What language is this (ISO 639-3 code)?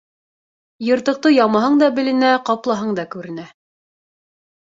bak